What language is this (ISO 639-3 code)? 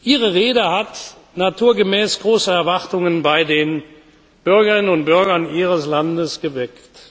deu